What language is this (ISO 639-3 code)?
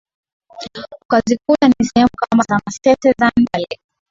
swa